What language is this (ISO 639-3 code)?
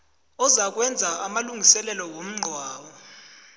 nbl